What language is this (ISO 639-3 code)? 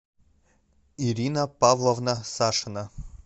rus